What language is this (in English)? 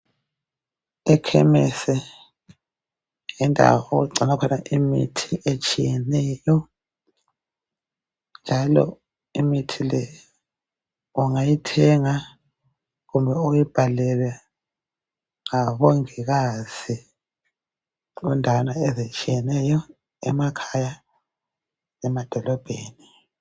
North Ndebele